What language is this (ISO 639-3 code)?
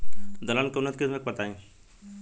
bho